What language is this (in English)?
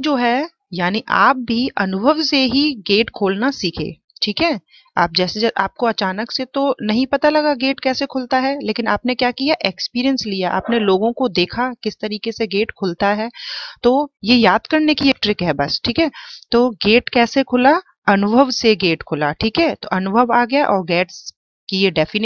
Hindi